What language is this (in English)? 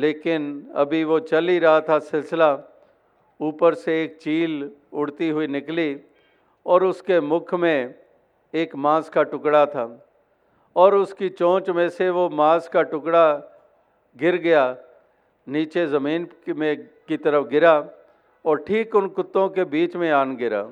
Hindi